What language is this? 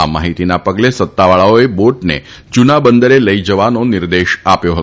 Gujarati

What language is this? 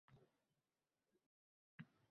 Uzbek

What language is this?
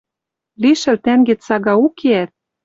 Western Mari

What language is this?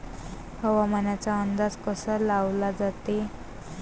Marathi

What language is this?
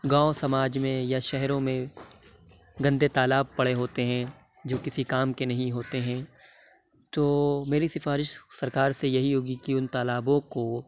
Urdu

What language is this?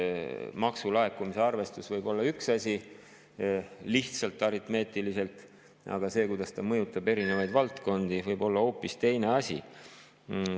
Estonian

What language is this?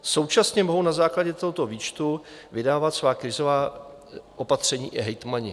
Czech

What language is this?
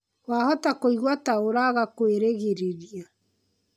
Kikuyu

